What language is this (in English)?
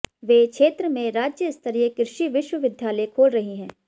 Hindi